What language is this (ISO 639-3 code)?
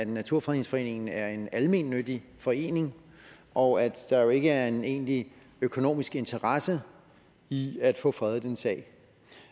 dan